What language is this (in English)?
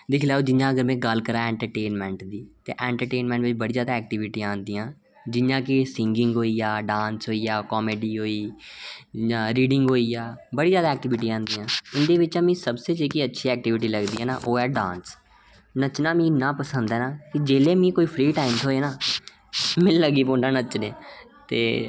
Dogri